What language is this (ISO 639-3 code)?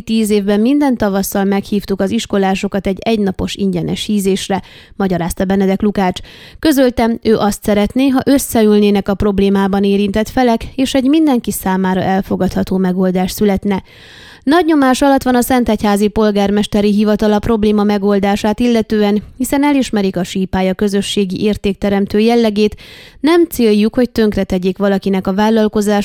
hun